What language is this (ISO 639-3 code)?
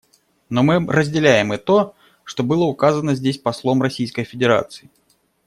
rus